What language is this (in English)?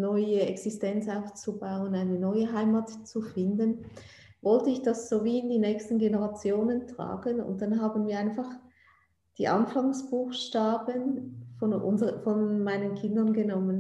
German